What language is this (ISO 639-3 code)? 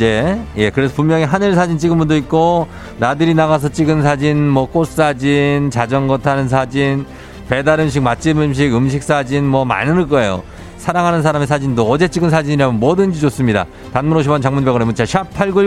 kor